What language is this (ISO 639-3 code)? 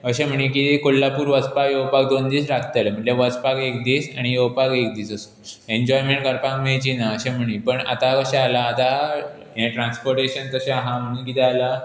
kok